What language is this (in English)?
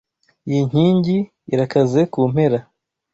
Kinyarwanda